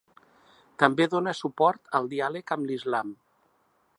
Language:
Catalan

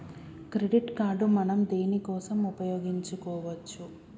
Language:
Telugu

